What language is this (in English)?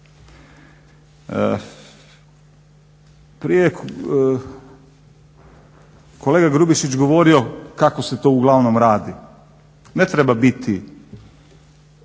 Croatian